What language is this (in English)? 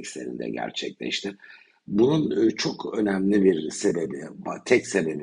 Turkish